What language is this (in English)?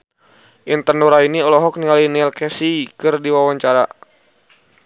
Sundanese